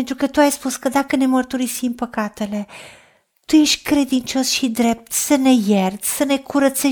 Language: Romanian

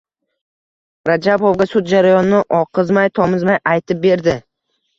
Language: Uzbek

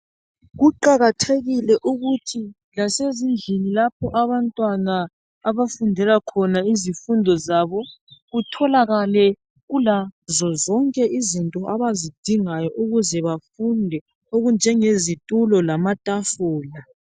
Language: North Ndebele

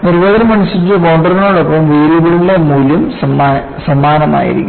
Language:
Malayalam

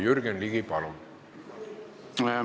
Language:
Estonian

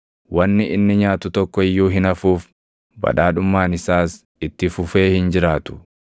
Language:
Oromo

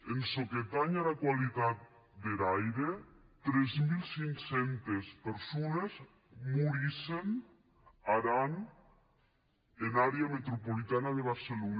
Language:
Catalan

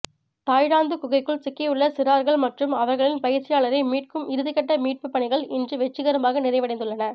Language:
Tamil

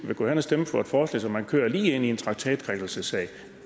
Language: Danish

